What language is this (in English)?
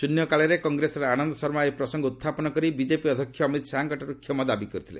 Odia